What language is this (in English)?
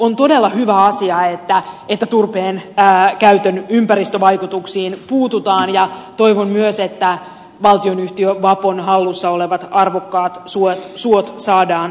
Finnish